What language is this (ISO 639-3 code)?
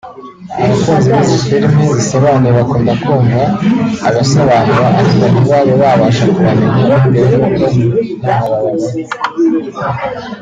kin